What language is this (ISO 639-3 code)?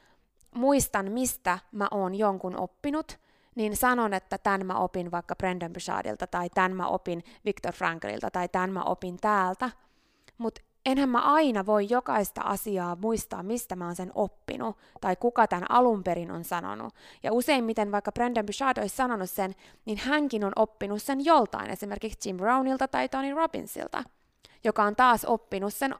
fin